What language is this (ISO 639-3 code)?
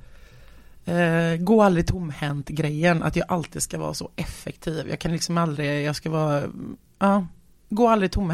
swe